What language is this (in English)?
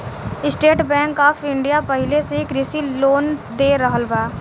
Bhojpuri